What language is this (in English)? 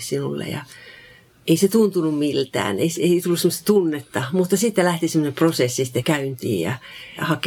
Finnish